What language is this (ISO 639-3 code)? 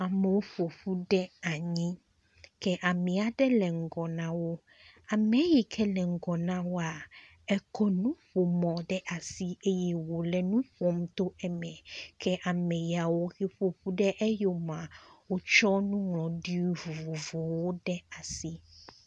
ewe